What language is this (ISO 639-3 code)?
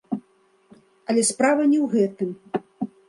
bel